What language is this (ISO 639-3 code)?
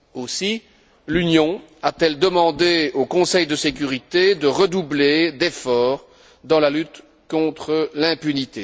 fra